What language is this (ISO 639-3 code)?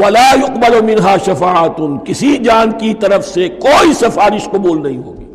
urd